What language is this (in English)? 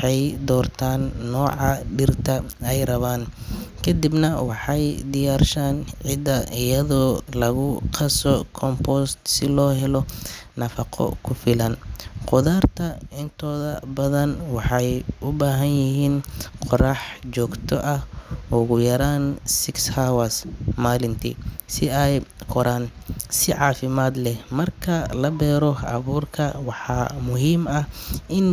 Somali